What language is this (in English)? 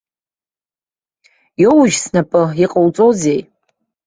Abkhazian